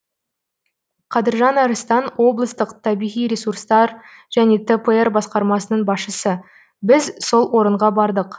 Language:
Kazakh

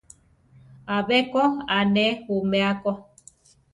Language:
Central Tarahumara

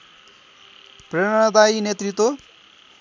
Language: Nepali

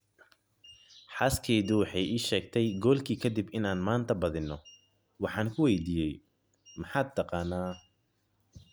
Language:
Somali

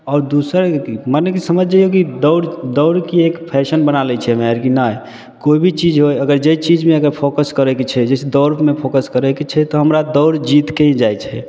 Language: Maithili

